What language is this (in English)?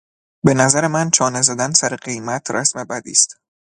Persian